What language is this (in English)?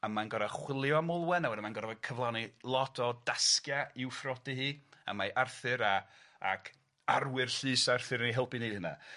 Welsh